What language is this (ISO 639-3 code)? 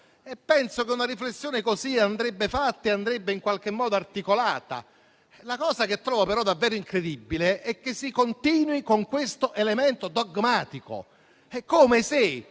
ita